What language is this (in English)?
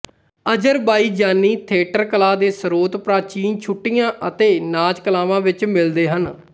Punjabi